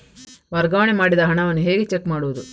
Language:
Kannada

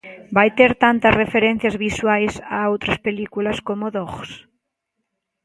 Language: Galician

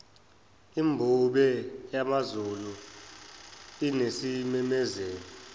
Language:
Zulu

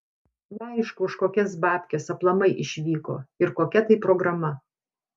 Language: Lithuanian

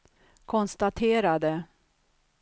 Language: Swedish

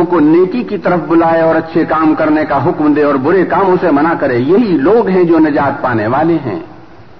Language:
Urdu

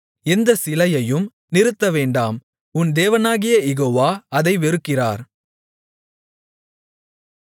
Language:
Tamil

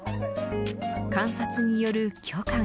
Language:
Japanese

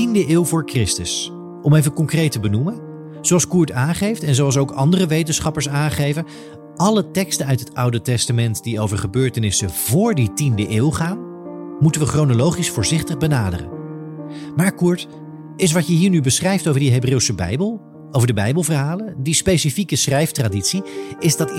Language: Dutch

